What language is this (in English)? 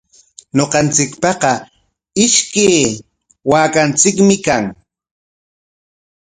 Corongo Ancash Quechua